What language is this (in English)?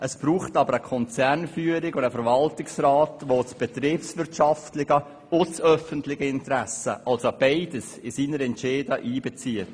Swiss German